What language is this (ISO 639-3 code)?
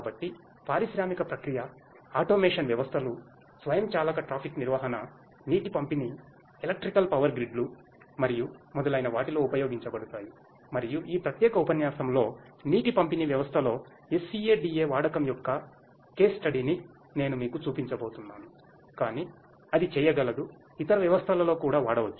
tel